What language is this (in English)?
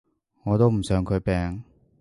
Cantonese